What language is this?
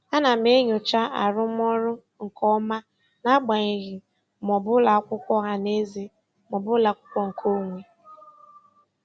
Igbo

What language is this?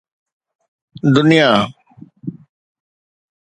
Sindhi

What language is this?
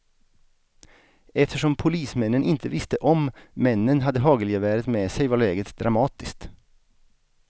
Swedish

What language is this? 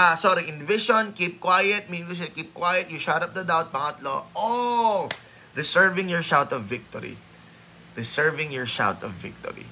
Filipino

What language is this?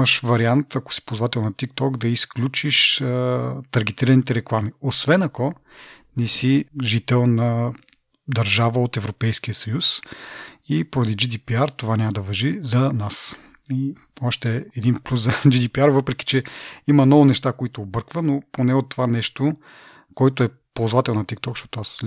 Bulgarian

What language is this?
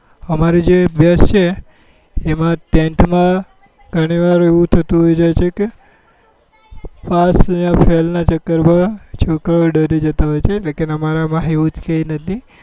Gujarati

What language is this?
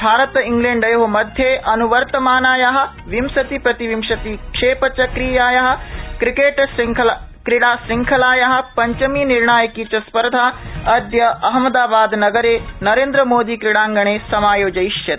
Sanskrit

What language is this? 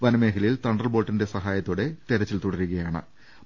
Malayalam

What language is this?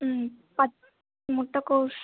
Tamil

